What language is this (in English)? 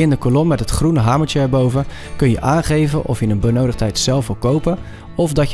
Dutch